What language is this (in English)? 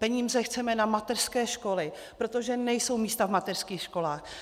Czech